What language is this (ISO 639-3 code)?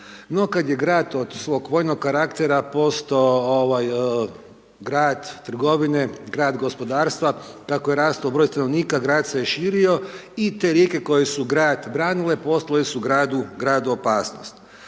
hrv